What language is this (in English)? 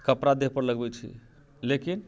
Maithili